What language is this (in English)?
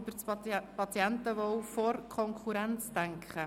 Swiss German